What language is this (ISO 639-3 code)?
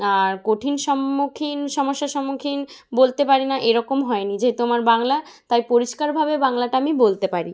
ben